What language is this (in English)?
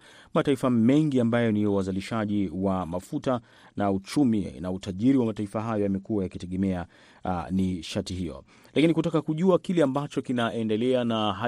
Swahili